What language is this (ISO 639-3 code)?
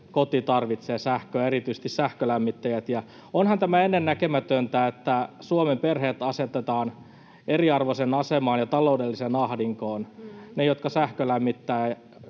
fin